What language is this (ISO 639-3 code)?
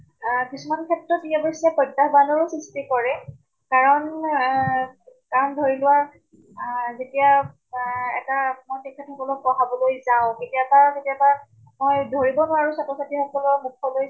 asm